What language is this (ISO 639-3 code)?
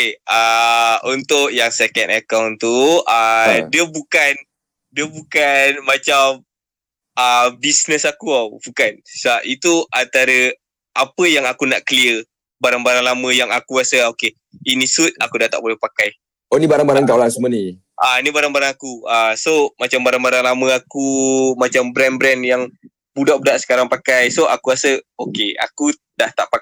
msa